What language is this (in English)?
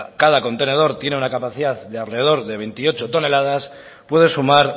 Spanish